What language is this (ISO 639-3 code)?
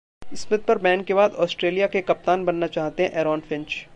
hin